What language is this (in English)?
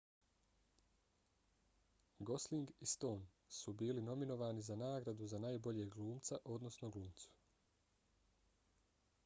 Bosnian